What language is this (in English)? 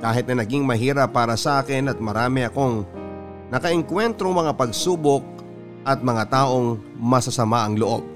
Filipino